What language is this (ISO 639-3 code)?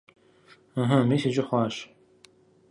kbd